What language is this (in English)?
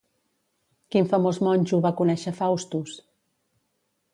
Catalan